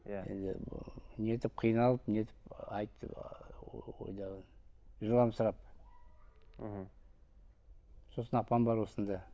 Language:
Kazakh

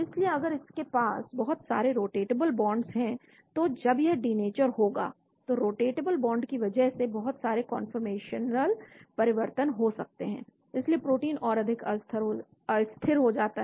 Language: Hindi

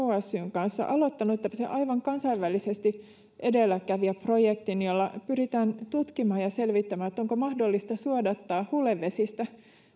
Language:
Finnish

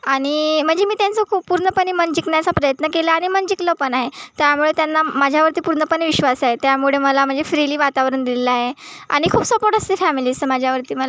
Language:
Marathi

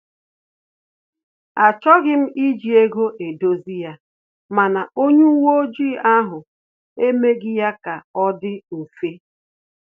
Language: Igbo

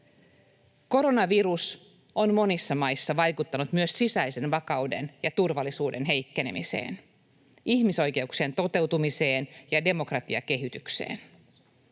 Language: Finnish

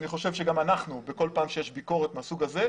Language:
Hebrew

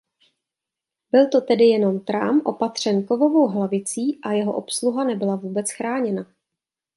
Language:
Czech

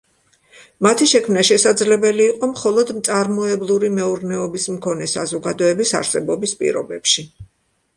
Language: Georgian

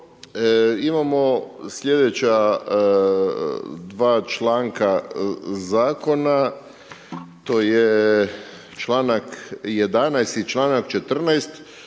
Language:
Croatian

